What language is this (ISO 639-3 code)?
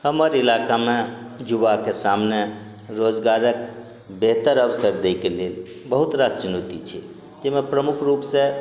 mai